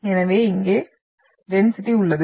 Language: Tamil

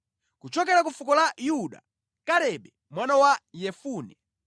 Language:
Nyanja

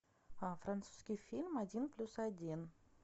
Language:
Russian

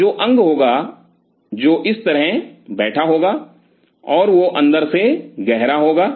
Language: Hindi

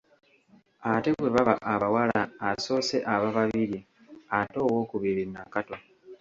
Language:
Ganda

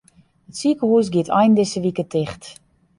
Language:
Western Frisian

